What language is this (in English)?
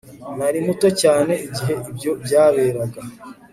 Kinyarwanda